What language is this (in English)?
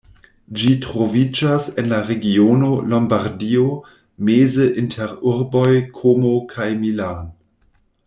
Esperanto